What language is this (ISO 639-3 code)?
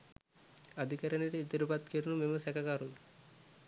sin